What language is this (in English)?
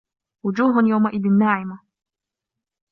Arabic